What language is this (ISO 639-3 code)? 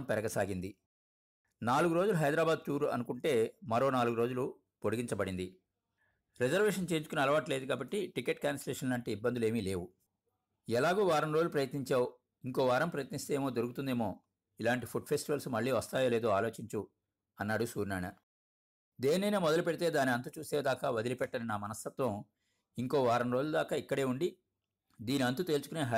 tel